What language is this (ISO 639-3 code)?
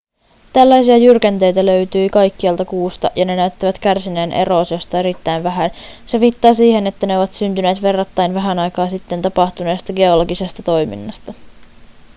fin